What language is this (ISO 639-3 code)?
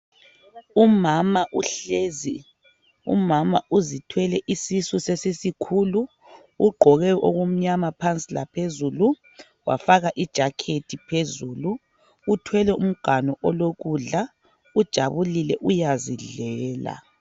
nde